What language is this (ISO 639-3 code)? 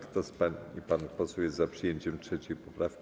pol